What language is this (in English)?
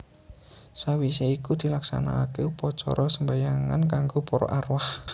Javanese